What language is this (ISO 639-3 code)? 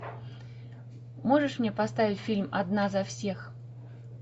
rus